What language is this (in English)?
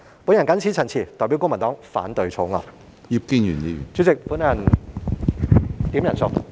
Cantonese